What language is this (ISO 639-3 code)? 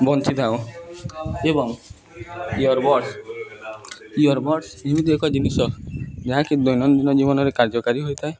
ori